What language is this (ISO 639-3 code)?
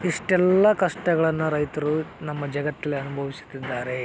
kan